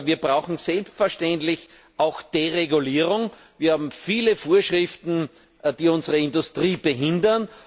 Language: German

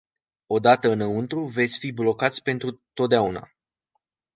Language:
Romanian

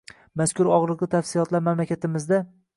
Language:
Uzbek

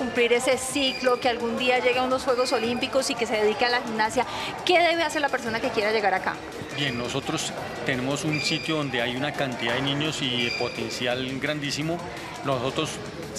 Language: Spanish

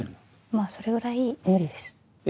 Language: Japanese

